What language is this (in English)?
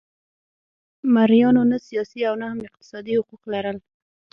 Pashto